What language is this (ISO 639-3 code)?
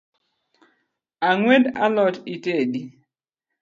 luo